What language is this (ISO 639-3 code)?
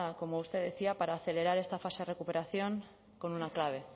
spa